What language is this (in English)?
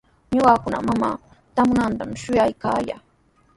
Sihuas Ancash Quechua